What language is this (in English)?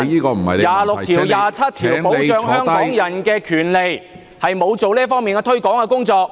Cantonese